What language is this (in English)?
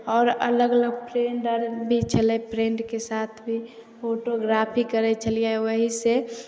Maithili